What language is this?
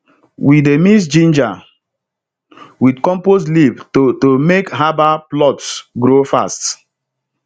Nigerian Pidgin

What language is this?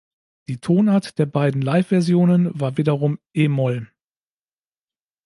German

